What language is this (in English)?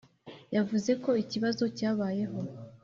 Kinyarwanda